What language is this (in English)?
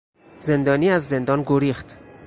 Persian